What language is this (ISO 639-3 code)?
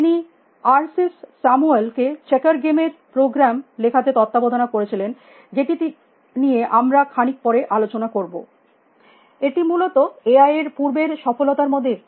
ben